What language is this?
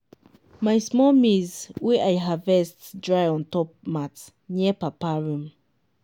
Nigerian Pidgin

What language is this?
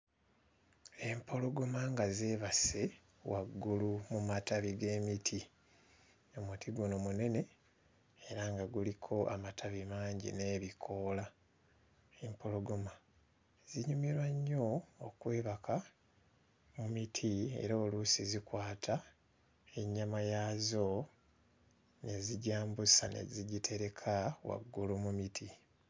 Ganda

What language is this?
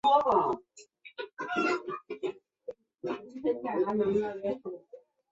Chinese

